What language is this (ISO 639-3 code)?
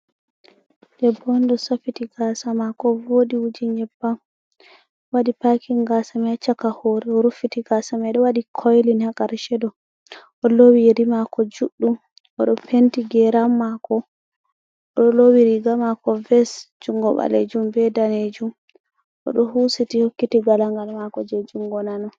ful